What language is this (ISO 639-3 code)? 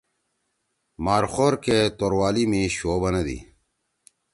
trw